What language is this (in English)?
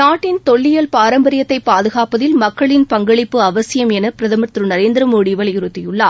Tamil